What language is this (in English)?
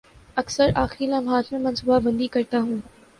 Urdu